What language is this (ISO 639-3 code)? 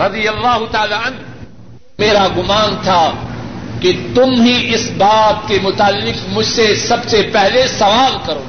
urd